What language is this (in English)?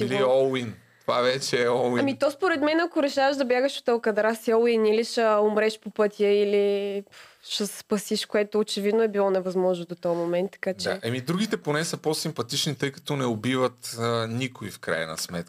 Bulgarian